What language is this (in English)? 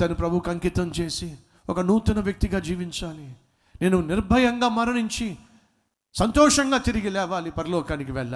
Telugu